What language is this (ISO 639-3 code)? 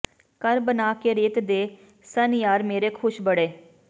pan